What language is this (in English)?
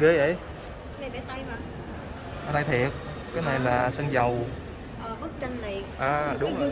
Vietnamese